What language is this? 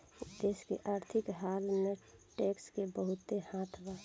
Bhojpuri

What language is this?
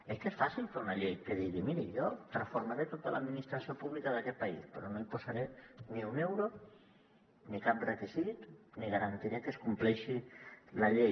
Catalan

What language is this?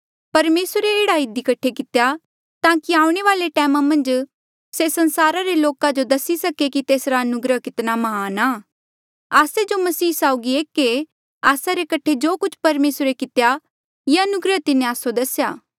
Mandeali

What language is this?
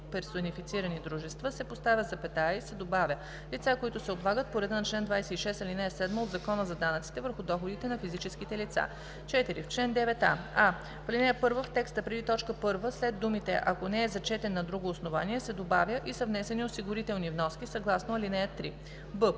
Bulgarian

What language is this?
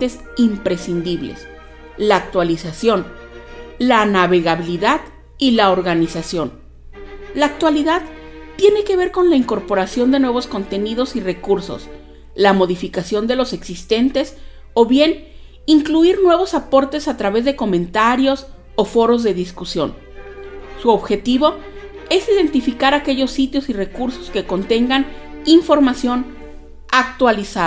Spanish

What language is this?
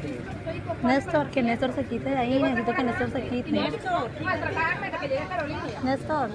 Spanish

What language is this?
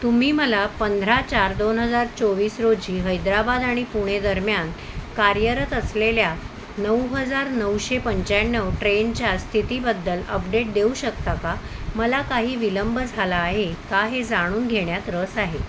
Marathi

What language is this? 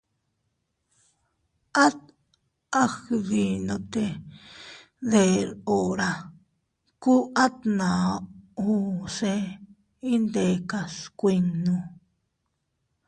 Teutila Cuicatec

